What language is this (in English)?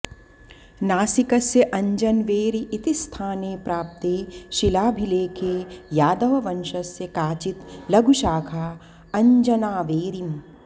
Sanskrit